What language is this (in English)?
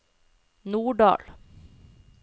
Norwegian